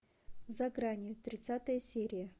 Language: Russian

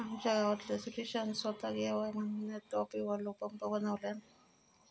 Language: Marathi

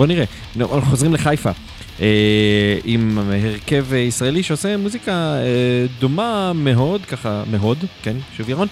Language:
Hebrew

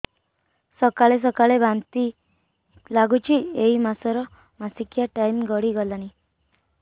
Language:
Odia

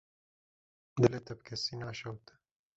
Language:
Kurdish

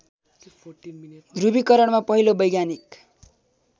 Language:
Nepali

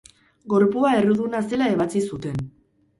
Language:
Basque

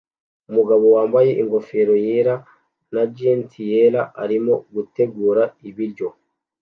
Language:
Kinyarwanda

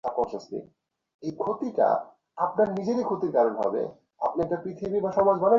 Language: Bangla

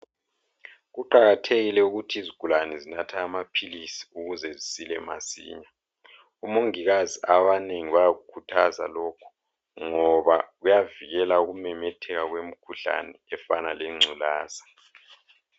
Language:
North Ndebele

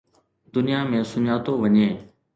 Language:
Sindhi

